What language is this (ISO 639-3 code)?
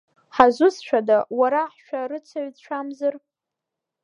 abk